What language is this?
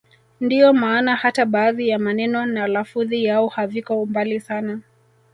Swahili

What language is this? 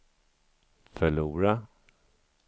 Swedish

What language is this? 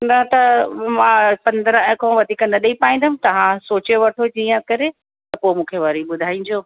Sindhi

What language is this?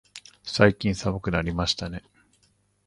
Japanese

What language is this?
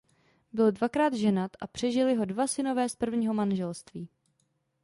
Czech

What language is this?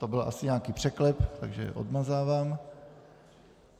Czech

